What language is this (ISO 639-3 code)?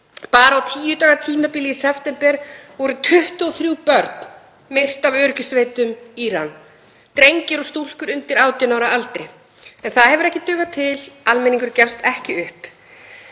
isl